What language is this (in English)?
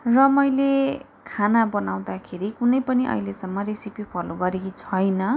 Nepali